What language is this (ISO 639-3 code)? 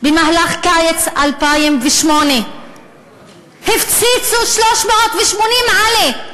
heb